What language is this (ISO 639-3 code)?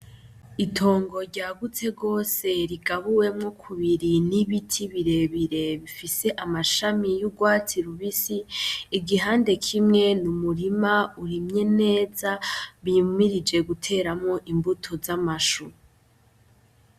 run